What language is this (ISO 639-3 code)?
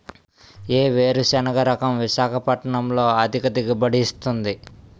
tel